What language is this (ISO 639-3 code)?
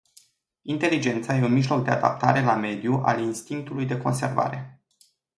ron